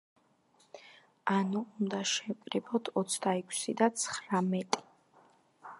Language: Georgian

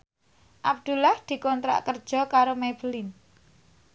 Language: Javanese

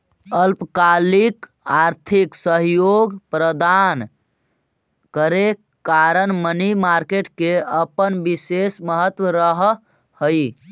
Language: Magahi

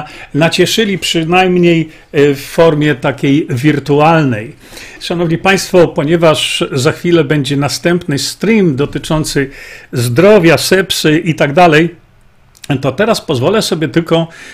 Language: Polish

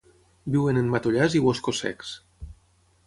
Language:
Catalan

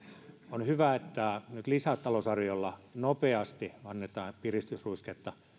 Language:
Finnish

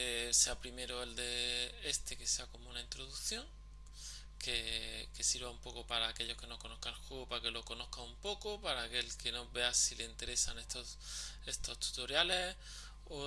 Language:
Spanish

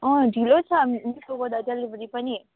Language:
Nepali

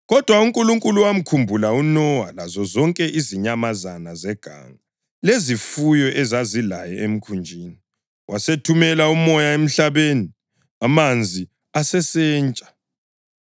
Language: North Ndebele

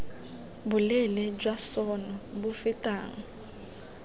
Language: Tswana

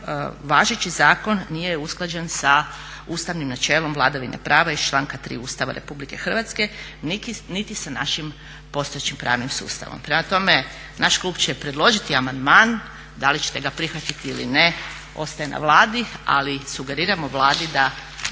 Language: Croatian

